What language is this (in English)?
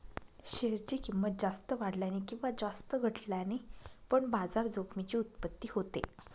Marathi